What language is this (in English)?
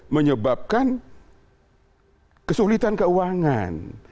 Indonesian